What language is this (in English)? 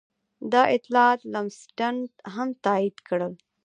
Pashto